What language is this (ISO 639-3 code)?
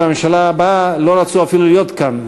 heb